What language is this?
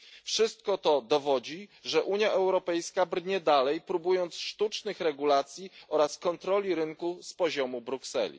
Polish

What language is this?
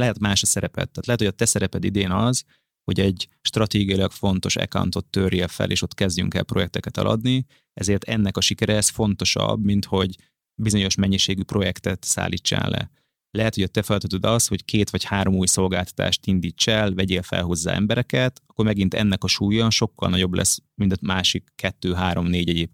Hungarian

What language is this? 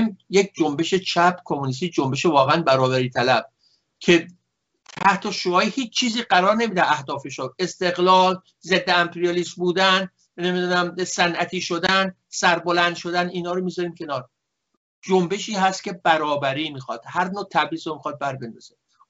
Persian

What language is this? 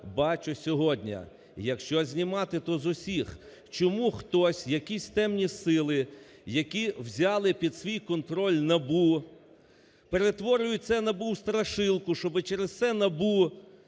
Ukrainian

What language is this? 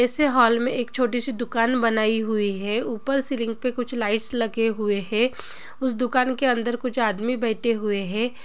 Hindi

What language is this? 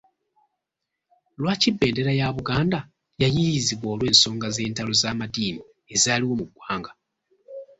Ganda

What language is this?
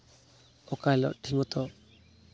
Santali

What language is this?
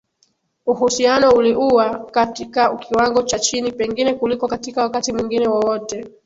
Swahili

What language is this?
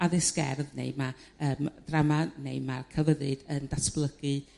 Welsh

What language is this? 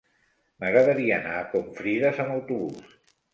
Catalan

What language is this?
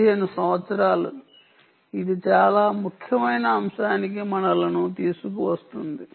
Telugu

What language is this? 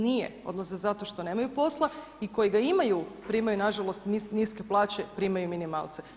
Croatian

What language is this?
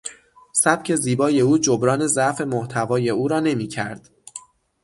Persian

